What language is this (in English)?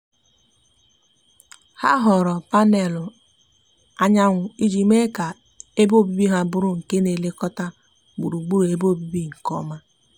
Igbo